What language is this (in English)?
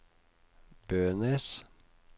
Norwegian